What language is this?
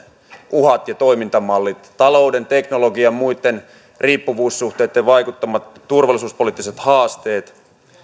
Finnish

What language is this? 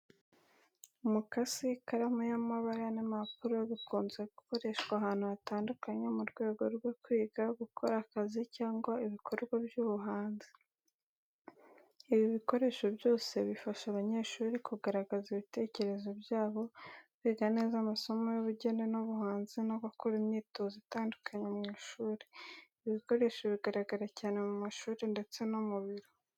Kinyarwanda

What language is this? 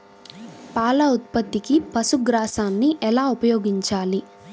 Telugu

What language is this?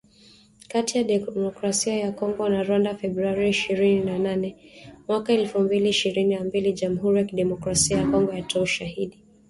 Swahili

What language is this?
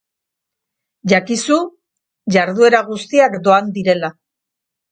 Basque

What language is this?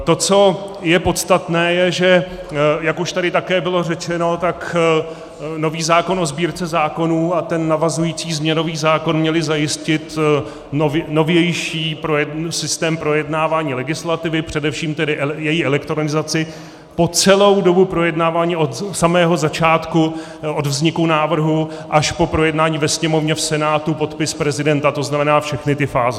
Czech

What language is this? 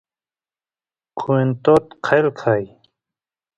Santiago del Estero Quichua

